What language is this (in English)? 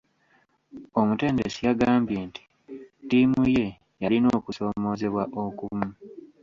Ganda